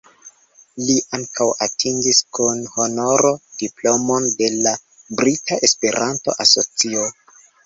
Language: Esperanto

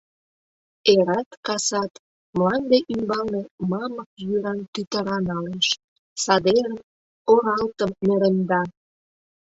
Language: Mari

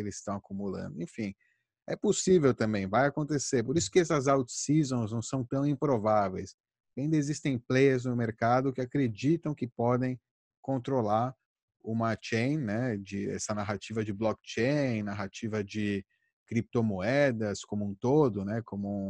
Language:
Portuguese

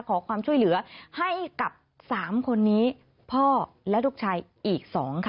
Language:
Thai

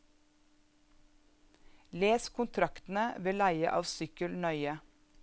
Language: Norwegian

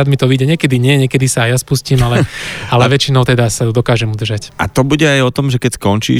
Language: Slovak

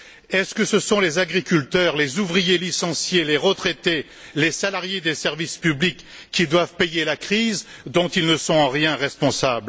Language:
French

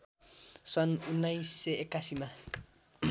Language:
Nepali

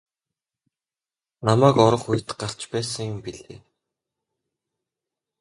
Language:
Mongolian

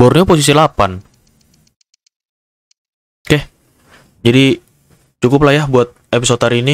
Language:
Indonesian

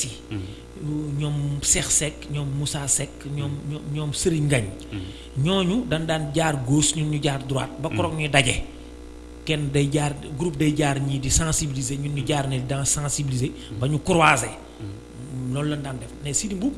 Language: Indonesian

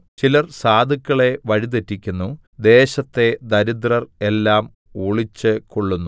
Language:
Malayalam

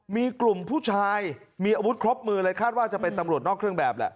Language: Thai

